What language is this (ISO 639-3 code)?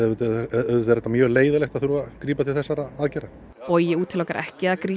isl